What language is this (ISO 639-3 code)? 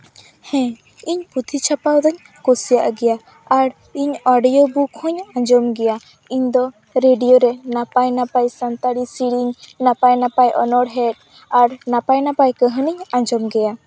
sat